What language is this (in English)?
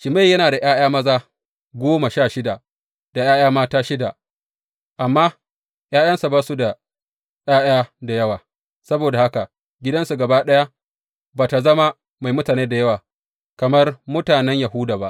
Hausa